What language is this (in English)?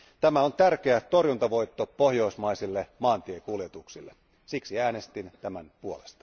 Finnish